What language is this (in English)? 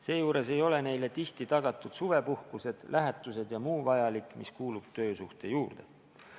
Estonian